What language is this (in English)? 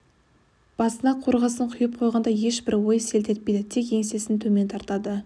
Kazakh